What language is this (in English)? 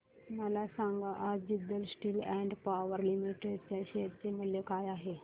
Marathi